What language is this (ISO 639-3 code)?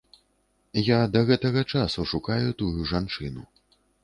bel